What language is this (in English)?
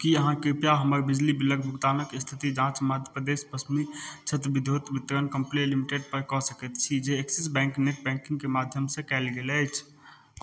Maithili